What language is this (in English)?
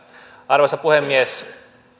Finnish